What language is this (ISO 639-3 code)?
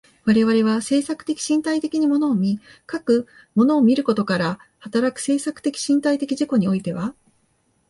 jpn